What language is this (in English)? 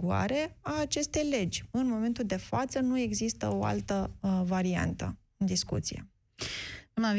Romanian